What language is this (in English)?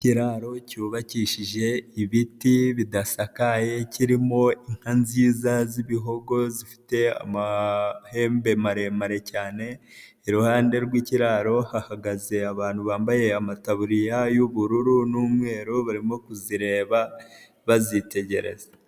Kinyarwanda